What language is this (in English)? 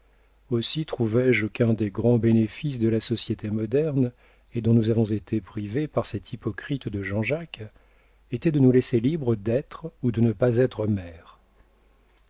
French